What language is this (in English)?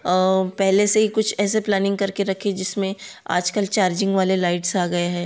Hindi